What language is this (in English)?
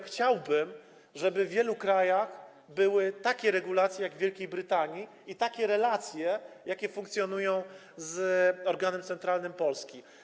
Polish